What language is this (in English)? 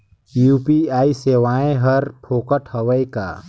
Chhattisgarhi